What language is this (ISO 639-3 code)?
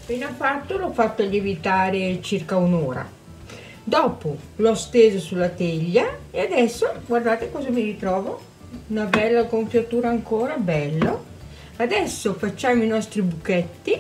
ita